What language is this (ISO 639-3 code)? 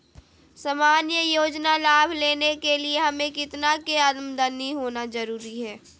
mag